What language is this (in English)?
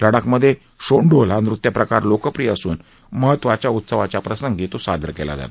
Marathi